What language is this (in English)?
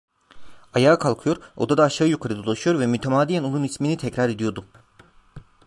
Turkish